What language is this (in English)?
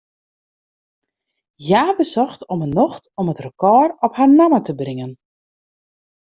Western Frisian